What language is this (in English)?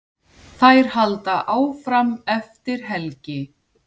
Icelandic